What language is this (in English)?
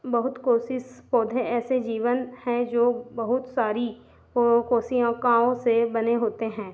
Hindi